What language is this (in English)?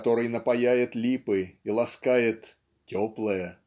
Russian